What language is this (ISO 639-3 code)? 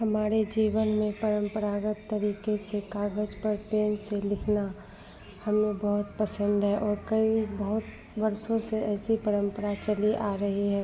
hin